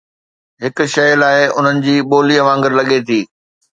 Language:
Sindhi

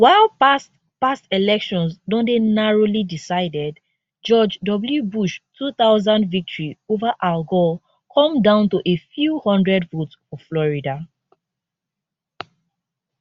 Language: Nigerian Pidgin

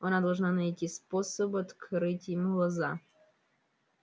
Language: Russian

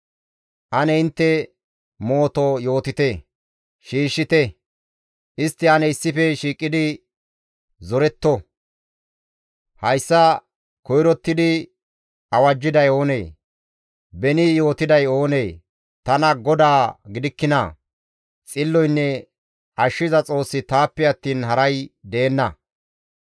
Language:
Gamo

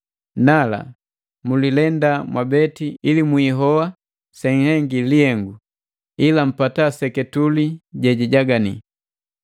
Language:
Matengo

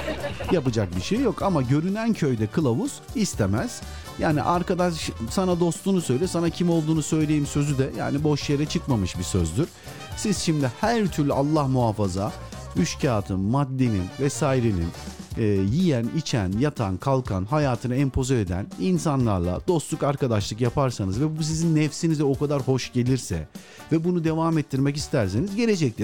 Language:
Turkish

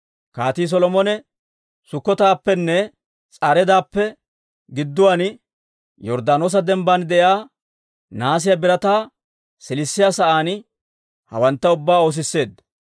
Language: Dawro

